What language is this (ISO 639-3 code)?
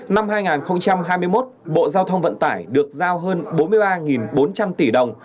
vie